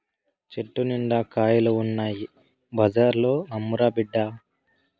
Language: Telugu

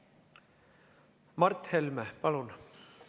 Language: Estonian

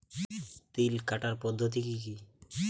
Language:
Bangla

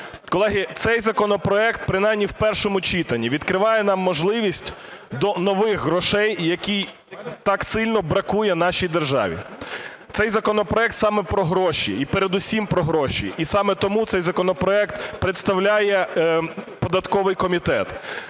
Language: Ukrainian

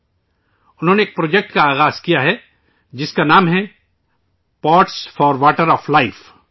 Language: Urdu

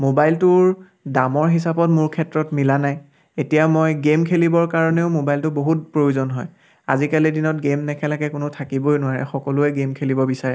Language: Assamese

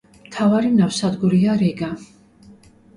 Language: Georgian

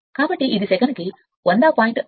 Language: Telugu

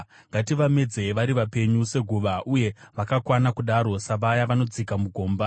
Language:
Shona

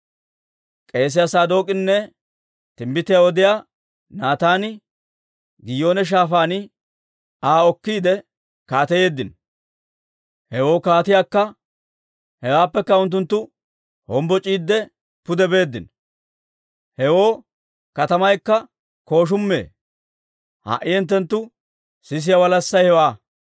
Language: Dawro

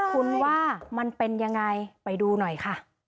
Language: Thai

